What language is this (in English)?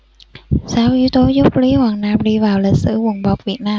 Vietnamese